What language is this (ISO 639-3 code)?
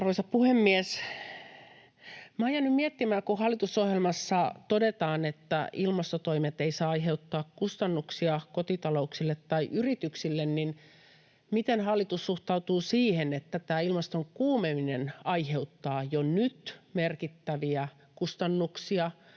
fin